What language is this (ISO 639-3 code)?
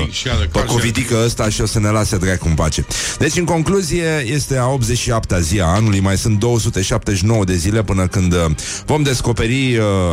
ron